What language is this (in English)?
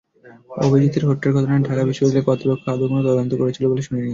Bangla